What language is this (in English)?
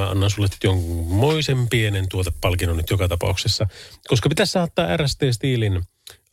Finnish